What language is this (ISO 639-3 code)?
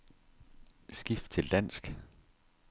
dan